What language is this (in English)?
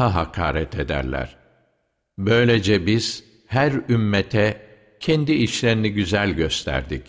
Turkish